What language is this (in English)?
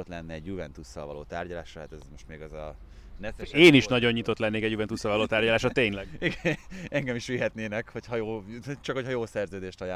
Hungarian